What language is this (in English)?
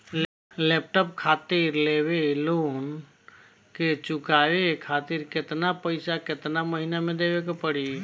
Bhojpuri